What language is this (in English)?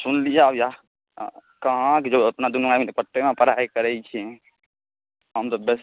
Maithili